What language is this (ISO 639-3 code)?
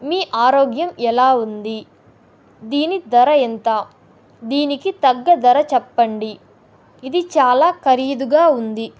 tel